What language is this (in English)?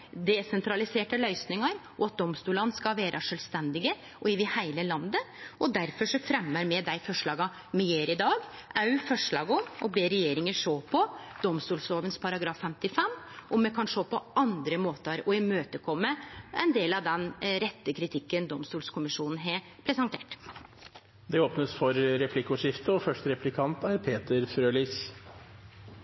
Norwegian